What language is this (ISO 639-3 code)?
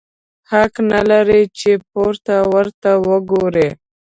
pus